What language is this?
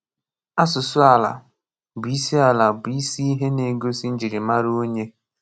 Igbo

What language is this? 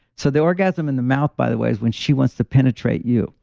English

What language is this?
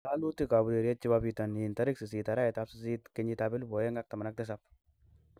Kalenjin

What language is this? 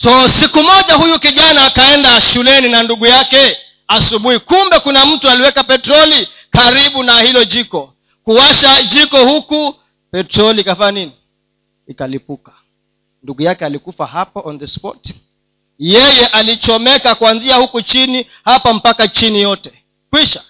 Swahili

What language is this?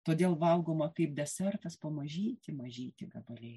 Lithuanian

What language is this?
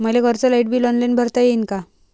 Marathi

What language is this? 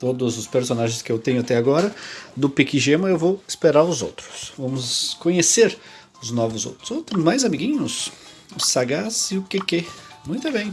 Portuguese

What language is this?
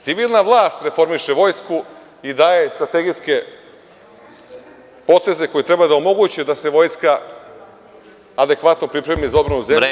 Serbian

